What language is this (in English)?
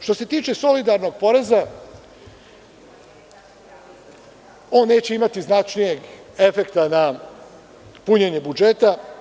Serbian